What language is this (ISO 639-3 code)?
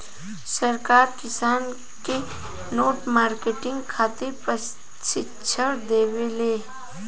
bho